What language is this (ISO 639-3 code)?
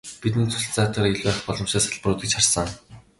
mon